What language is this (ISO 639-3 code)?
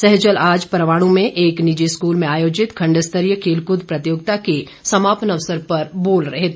hin